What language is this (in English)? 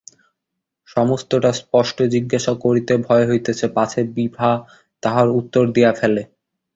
Bangla